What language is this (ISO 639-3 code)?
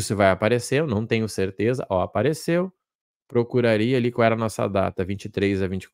por